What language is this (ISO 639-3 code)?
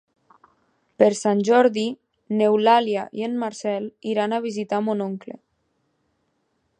cat